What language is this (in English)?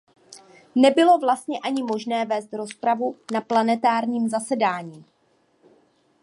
Czech